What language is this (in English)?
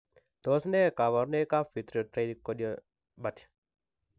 Kalenjin